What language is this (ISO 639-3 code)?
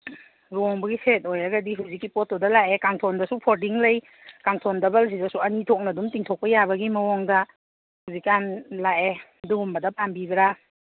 mni